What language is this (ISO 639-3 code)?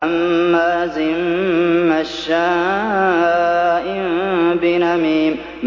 ara